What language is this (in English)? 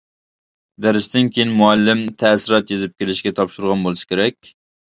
Uyghur